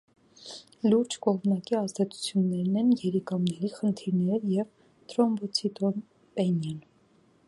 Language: Armenian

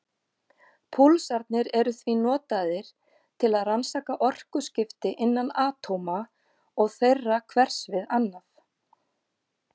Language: Icelandic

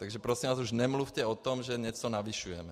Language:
Czech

